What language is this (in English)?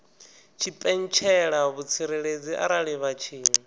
Venda